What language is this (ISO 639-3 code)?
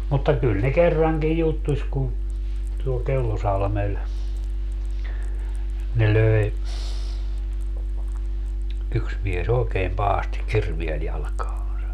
fin